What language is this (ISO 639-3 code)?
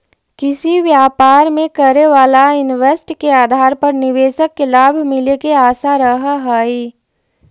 mag